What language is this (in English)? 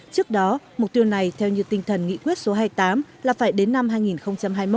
Vietnamese